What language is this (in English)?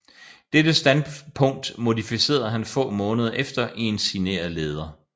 Danish